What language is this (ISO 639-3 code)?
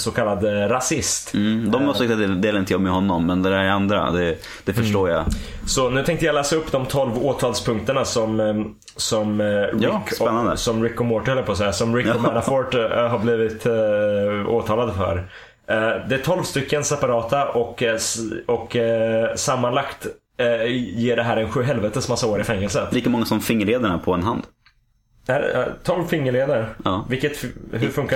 swe